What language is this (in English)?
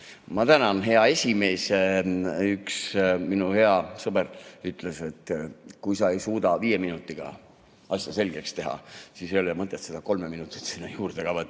Estonian